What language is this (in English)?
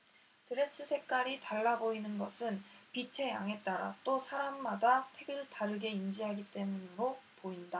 Korean